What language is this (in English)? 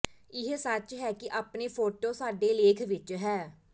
Punjabi